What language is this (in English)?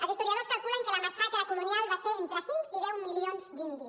Catalan